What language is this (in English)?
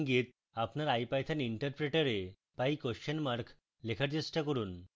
Bangla